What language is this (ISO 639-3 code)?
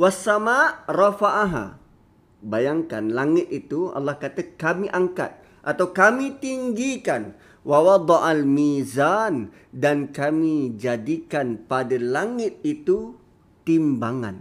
msa